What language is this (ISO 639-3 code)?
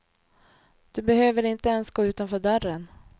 swe